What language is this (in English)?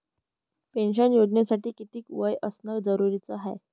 Marathi